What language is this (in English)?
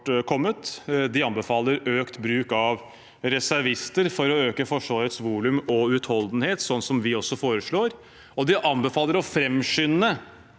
Norwegian